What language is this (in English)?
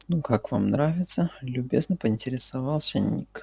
Russian